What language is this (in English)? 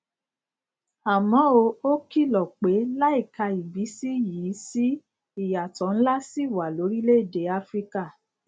Yoruba